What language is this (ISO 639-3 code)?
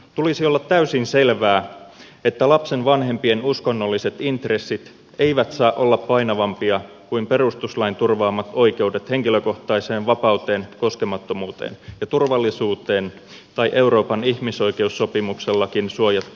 fin